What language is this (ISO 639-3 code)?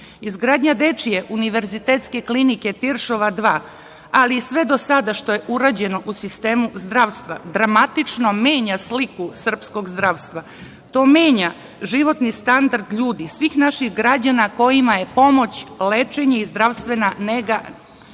srp